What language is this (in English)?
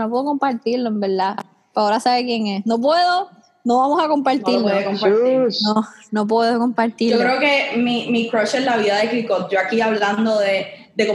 Spanish